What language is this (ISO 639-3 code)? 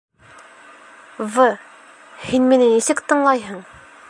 bak